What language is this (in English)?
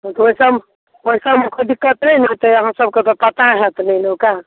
Maithili